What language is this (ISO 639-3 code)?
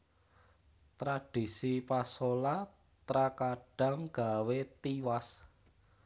jav